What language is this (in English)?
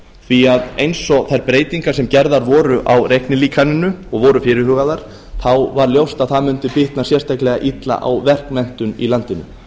Icelandic